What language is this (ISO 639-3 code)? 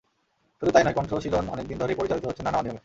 ben